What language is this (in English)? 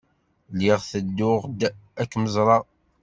Kabyle